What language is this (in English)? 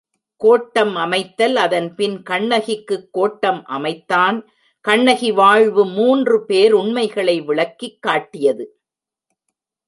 Tamil